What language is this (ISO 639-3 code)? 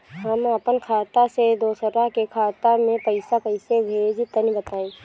bho